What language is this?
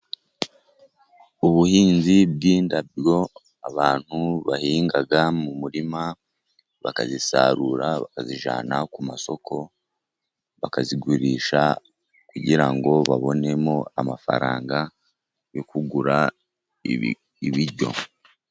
Kinyarwanda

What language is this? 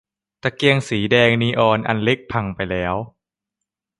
Thai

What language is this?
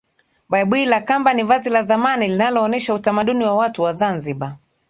Swahili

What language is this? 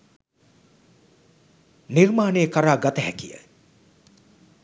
Sinhala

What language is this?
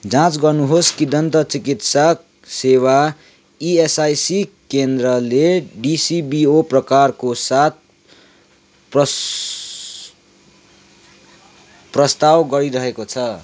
Nepali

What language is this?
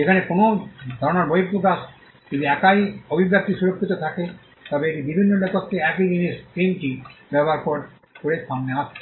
Bangla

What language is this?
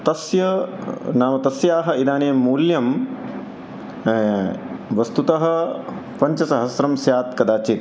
Sanskrit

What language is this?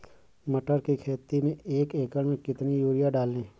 Hindi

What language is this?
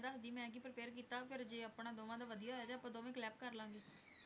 Punjabi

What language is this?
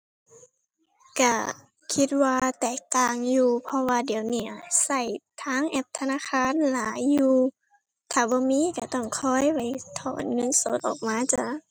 Thai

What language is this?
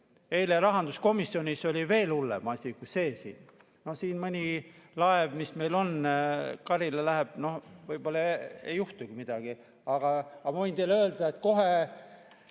Estonian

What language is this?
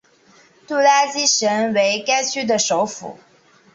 Chinese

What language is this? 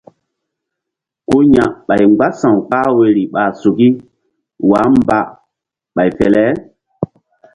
Mbum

